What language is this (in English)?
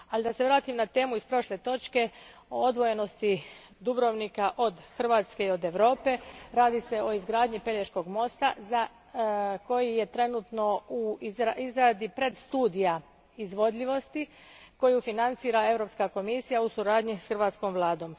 Croatian